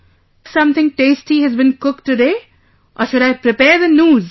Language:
English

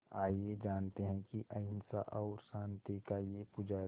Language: Hindi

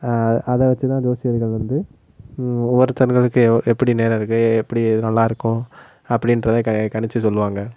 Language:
Tamil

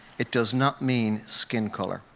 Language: English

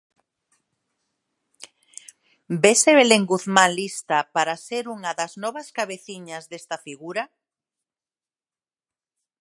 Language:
Galician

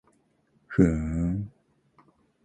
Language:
Japanese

